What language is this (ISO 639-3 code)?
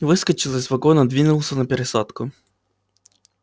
rus